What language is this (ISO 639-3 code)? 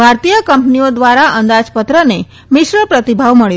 guj